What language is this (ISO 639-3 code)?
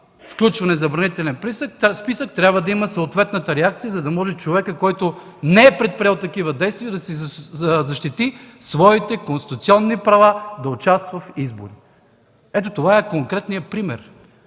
bul